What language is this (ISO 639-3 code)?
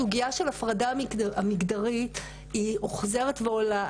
heb